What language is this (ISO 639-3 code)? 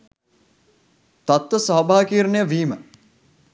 sin